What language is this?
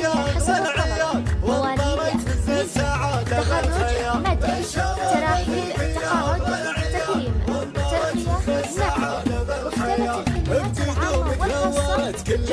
Arabic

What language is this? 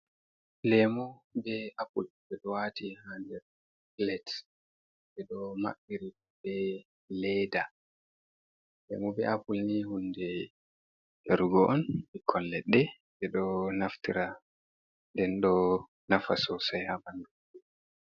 Fula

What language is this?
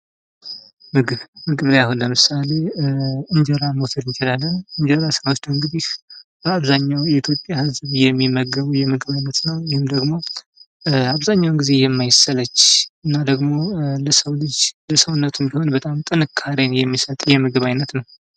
Amharic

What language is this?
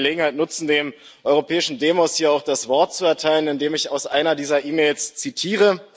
German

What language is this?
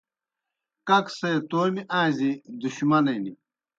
Kohistani Shina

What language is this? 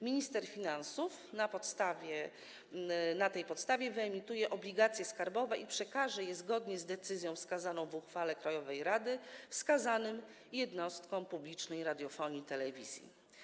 Polish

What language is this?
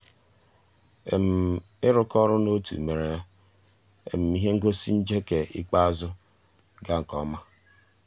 Igbo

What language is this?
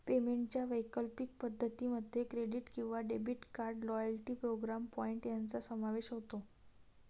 Marathi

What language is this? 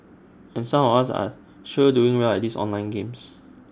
English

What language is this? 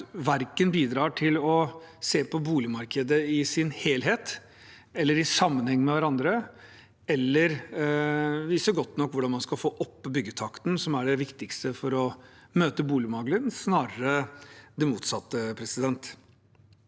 Norwegian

